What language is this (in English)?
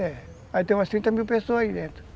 Portuguese